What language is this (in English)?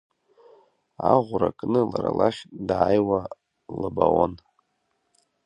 Abkhazian